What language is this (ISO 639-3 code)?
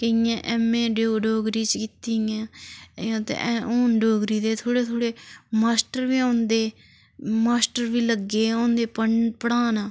doi